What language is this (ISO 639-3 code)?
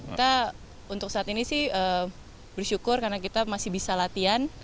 ind